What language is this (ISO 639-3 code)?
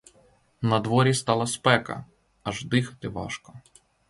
ukr